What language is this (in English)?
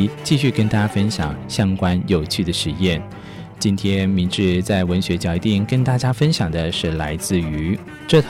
Chinese